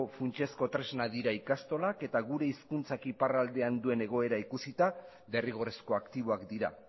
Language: Basque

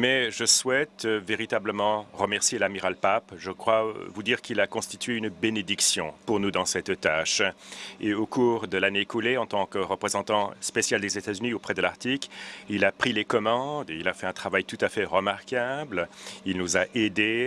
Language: French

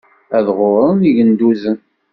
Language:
Kabyle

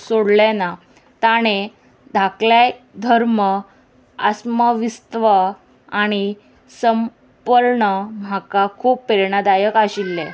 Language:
Konkani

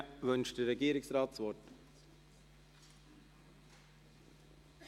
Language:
Swiss German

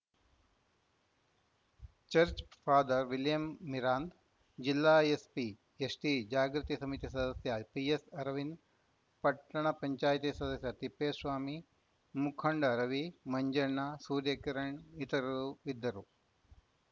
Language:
Kannada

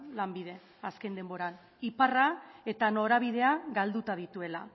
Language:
Basque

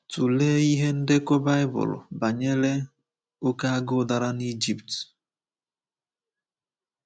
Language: Igbo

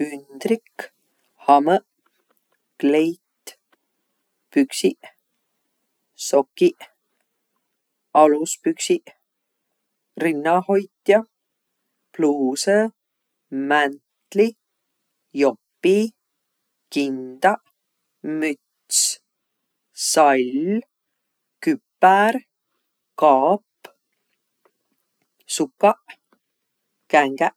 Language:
Võro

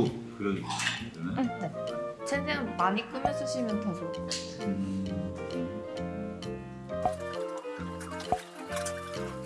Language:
Korean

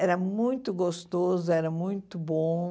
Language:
Portuguese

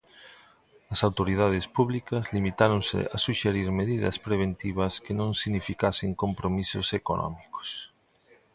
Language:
Galician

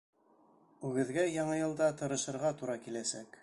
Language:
Bashkir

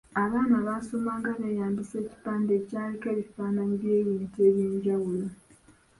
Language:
Ganda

